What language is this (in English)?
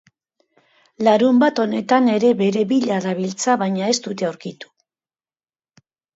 Basque